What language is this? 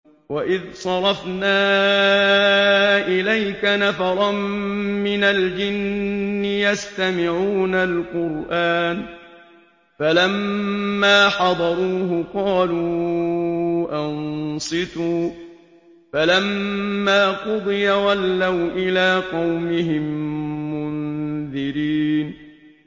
Arabic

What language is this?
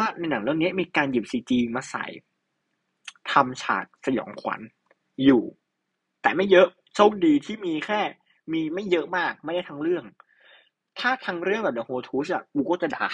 Thai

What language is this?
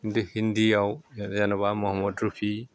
Bodo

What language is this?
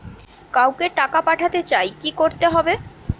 Bangla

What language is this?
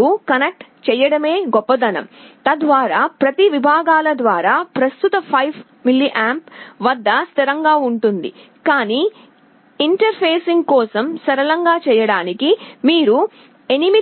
Telugu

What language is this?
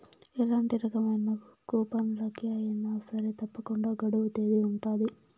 Telugu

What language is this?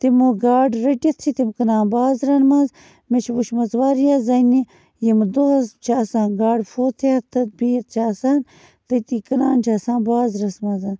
Kashmiri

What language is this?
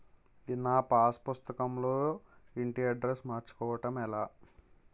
Telugu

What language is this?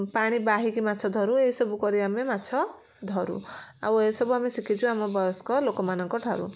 Odia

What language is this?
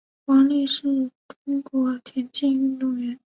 Chinese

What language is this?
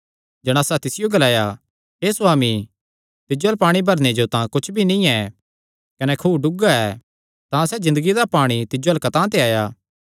Kangri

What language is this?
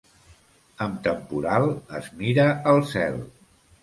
Catalan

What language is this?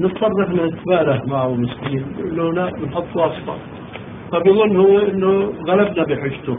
Arabic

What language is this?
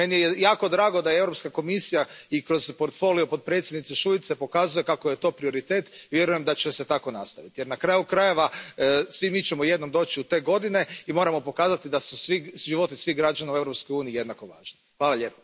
Croatian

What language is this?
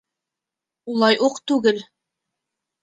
Bashkir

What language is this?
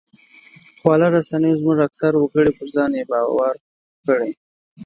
Pashto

